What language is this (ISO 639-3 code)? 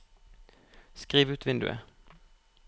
nor